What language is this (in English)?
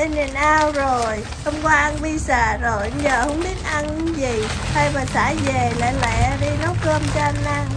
Vietnamese